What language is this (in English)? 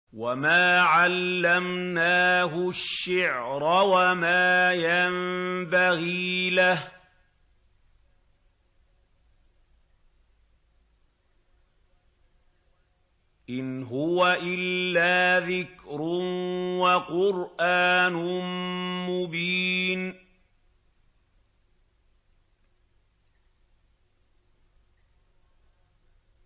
Arabic